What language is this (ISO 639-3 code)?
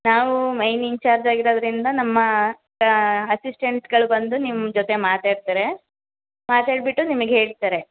kan